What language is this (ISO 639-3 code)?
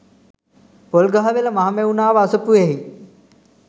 sin